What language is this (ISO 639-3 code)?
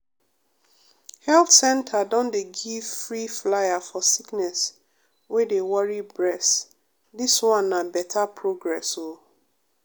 pcm